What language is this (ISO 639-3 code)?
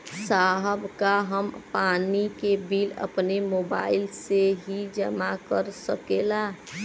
bho